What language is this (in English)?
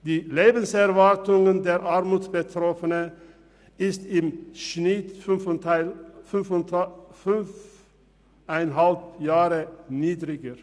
Swiss German